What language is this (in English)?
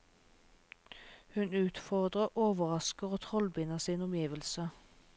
Norwegian